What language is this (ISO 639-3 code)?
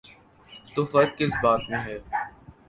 urd